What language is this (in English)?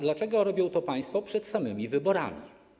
Polish